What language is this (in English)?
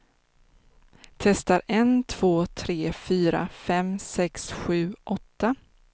Swedish